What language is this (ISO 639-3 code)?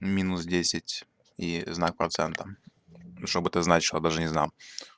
rus